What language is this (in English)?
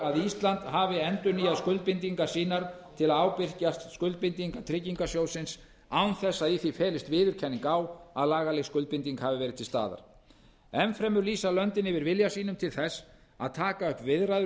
Icelandic